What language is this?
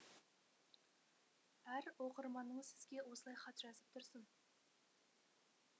Kazakh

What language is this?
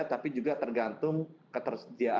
Indonesian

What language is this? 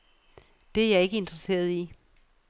Danish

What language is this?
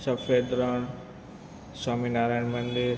Gujarati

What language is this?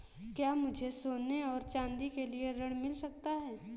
Hindi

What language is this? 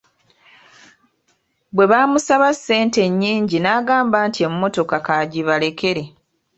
Ganda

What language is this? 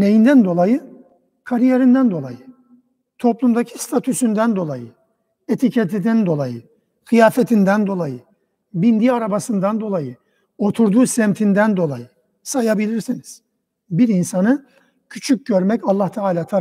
Turkish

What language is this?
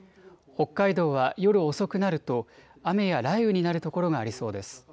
Japanese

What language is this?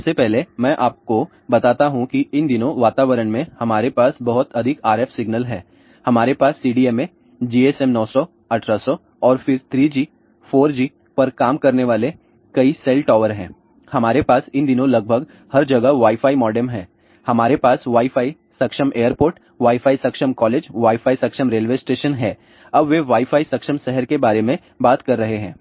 Hindi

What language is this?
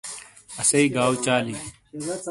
Shina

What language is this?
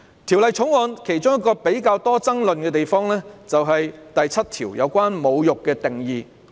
Cantonese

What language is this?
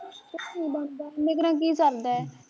Punjabi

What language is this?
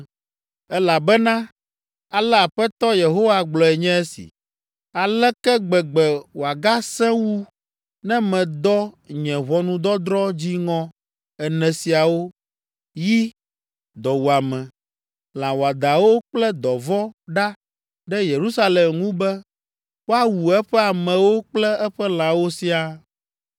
Ewe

